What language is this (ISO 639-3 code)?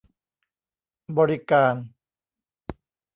tha